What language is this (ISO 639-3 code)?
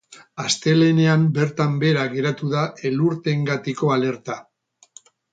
eus